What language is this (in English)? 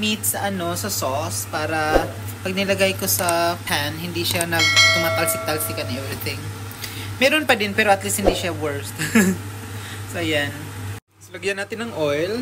Filipino